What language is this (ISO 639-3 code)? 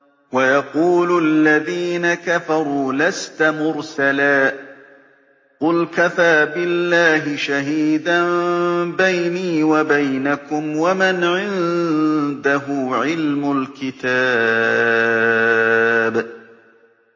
ara